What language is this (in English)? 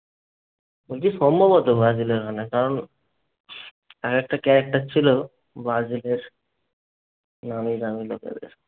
Bangla